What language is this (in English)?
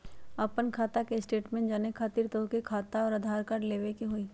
Magahi